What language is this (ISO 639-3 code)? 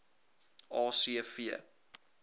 afr